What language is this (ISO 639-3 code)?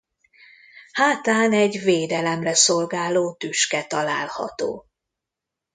hun